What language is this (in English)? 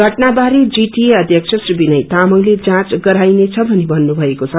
Nepali